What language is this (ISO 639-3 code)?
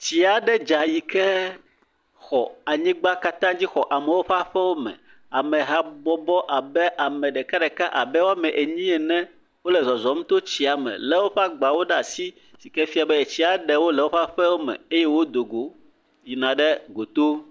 ewe